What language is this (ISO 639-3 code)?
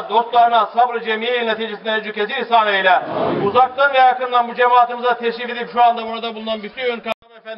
tur